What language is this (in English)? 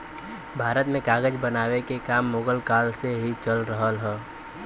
Bhojpuri